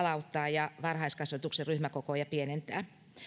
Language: Finnish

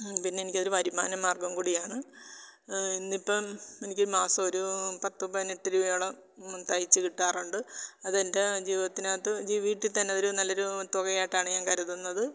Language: Malayalam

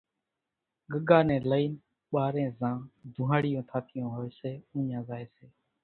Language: Kachi Koli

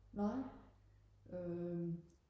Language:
Danish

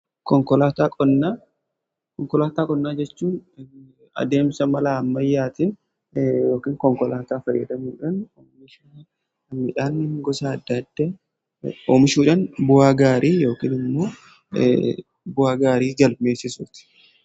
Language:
Oromo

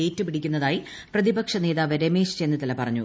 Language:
Malayalam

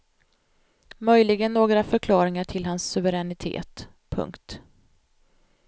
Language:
Swedish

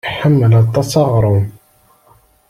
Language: Kabyle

